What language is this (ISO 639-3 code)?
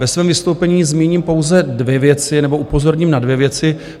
ces